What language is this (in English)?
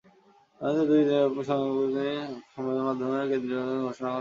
Bangla